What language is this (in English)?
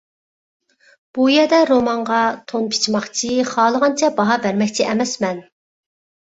Uyghur